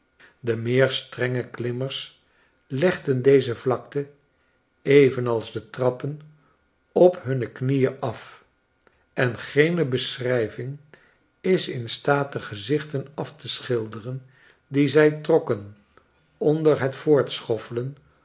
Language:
Dutch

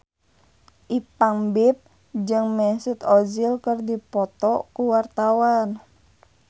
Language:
Sundanese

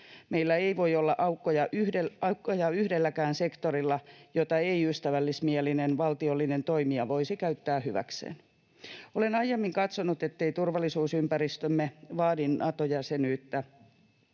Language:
Finnish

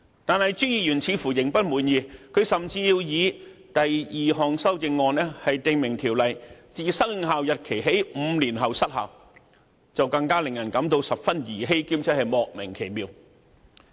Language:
Cantonese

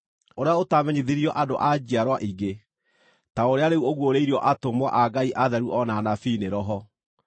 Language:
Kikuyu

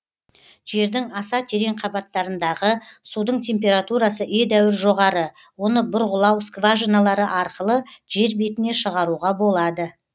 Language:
Kazakh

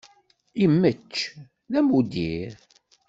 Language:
Kabyle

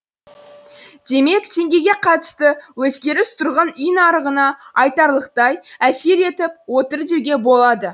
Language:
Kazakh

